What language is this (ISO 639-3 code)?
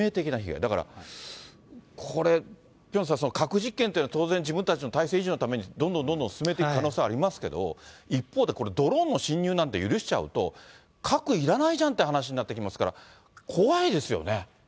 jpn